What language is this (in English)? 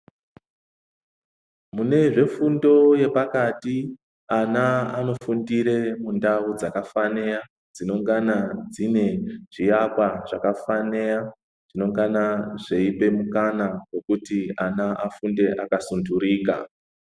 Ndau